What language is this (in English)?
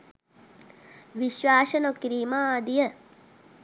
Sinhala